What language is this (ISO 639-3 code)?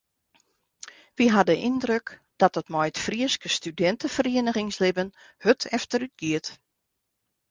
fry